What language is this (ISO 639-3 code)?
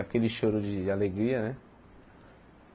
por